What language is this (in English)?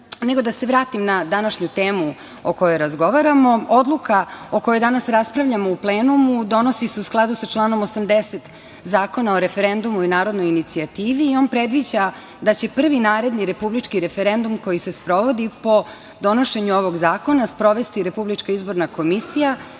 Serbian